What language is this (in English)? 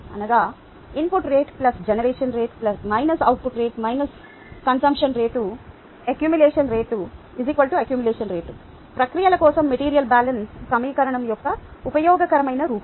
Telugu